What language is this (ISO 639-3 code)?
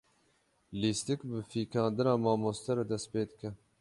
kur